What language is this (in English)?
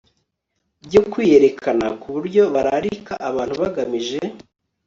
Kinyarwanda